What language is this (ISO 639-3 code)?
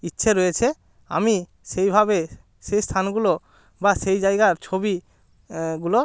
ben